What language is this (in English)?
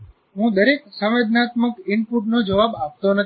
Gujarati